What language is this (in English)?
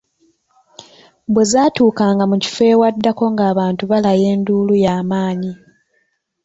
Ganda